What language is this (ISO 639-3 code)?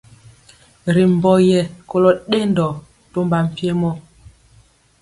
mcx